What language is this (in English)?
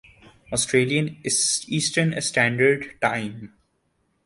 Urdu